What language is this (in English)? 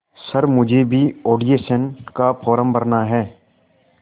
Hindi